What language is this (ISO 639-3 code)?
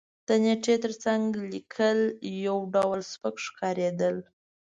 pus